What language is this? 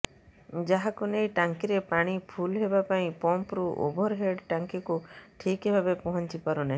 Odia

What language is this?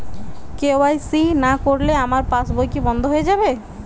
Bangla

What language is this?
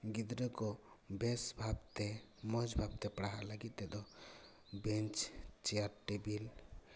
Santali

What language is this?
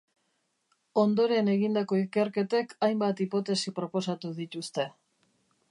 Basque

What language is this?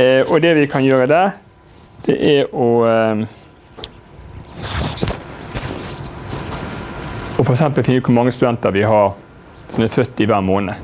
Norwegian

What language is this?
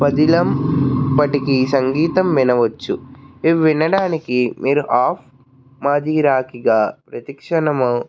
Telugu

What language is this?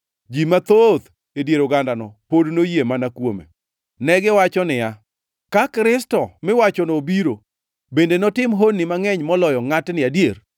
Luo (Kenya and Tanzania)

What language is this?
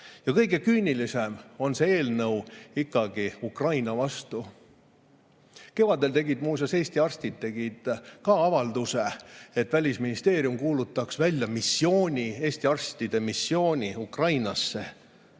Estonian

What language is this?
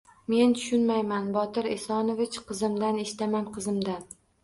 Uzbek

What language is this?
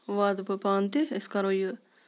Kashmiri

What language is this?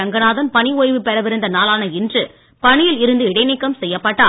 Tamil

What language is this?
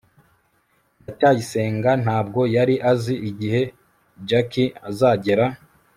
Kinyarwanda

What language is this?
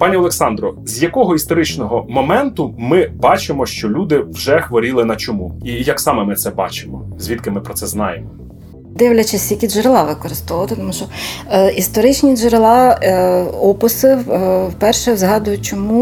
Ukrainian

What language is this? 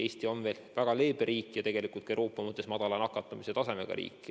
Estonian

